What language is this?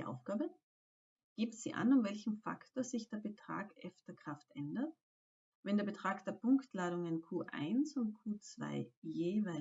German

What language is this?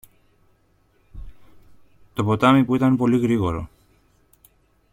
Greek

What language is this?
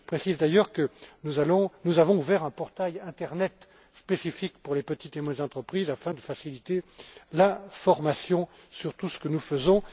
French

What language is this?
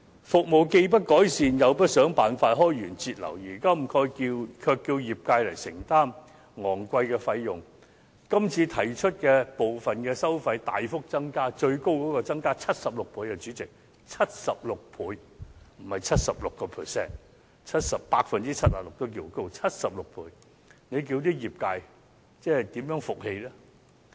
Cantonese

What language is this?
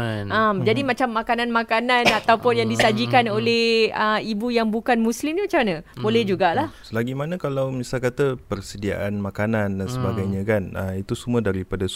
Malay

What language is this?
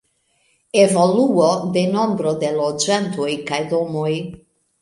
Esperanto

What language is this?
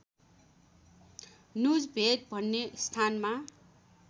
Nepali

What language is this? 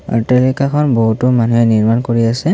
Assamese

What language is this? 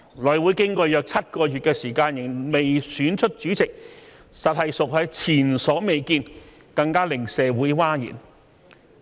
Cantonese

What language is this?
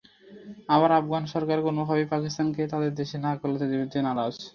Bangla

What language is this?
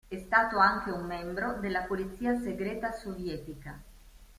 Italian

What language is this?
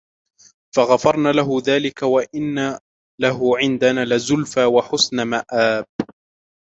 Arabic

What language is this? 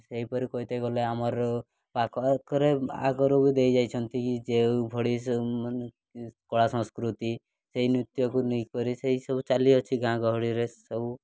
Odia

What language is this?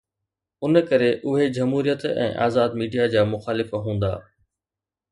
Sindhi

